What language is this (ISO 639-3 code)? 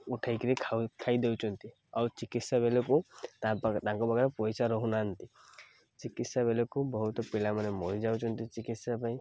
ori